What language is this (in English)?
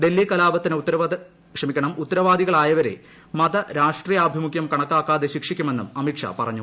Malayalam